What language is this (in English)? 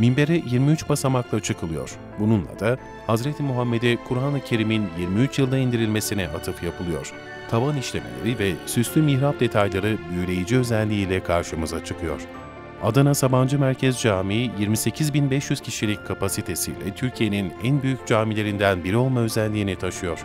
Turkish